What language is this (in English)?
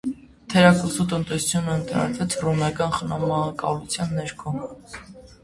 Armenian